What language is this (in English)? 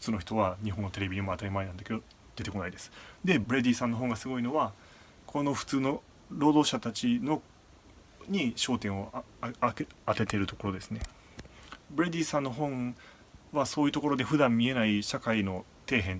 Japanese